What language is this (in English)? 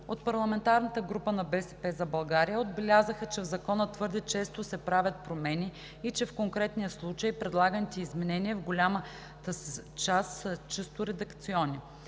Bulgarian